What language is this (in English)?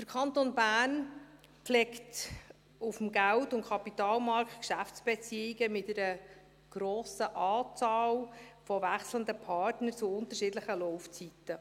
Swiss German